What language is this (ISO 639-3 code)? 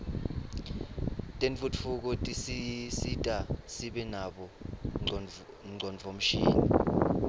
ssw